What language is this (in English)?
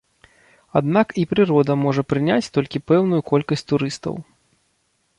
Belarusian